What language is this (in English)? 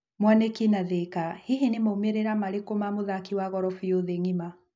Kikuyu